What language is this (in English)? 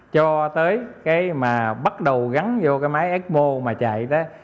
Vietnamese